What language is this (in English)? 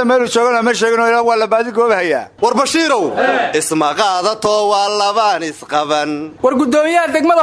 Arabic